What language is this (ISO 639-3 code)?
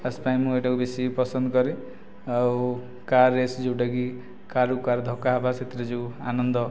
ori